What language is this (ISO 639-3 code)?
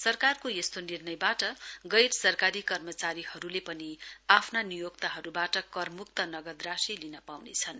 nep